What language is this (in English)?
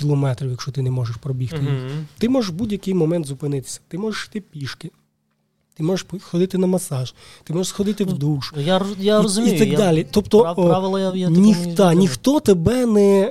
Ukrainian